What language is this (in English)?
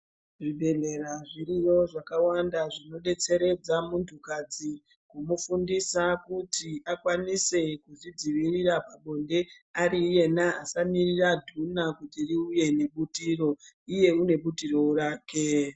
Ndau